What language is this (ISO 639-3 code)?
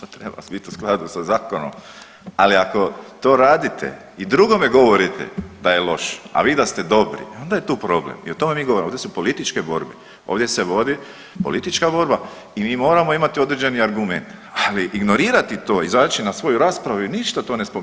hrv